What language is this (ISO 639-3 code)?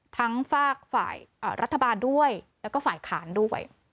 tha